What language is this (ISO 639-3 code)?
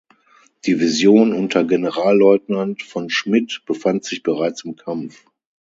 deu